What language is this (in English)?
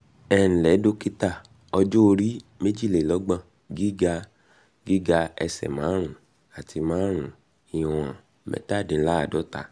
Yoruba